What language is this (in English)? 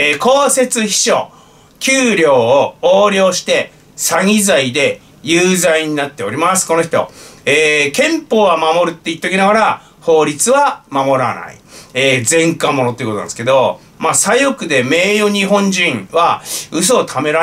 Japanese